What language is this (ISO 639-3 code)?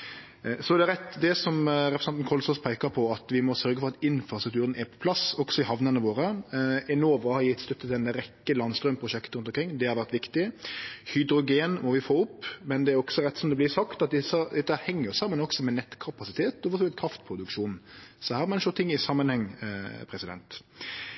nno